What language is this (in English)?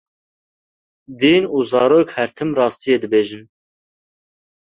Kurdish